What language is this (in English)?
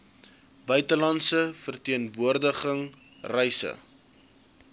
Afrikaans